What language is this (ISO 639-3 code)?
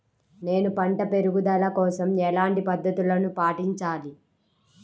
tel